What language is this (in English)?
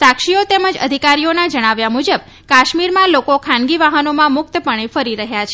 Gujarati